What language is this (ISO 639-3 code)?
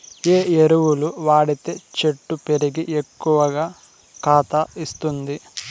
tel